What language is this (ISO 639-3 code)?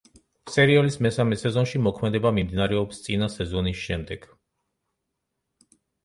kat